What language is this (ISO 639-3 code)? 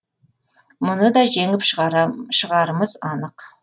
kaz